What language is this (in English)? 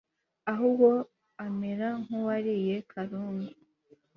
Kinyarwanda